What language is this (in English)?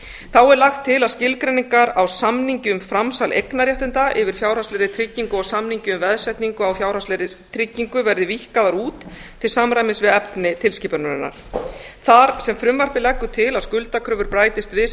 Icelandic